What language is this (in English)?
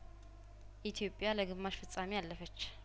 Amharic